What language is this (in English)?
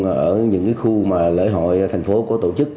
Vietnamese